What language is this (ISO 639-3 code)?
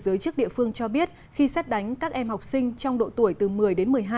vie